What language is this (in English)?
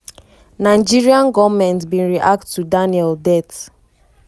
Nigerian Pidgin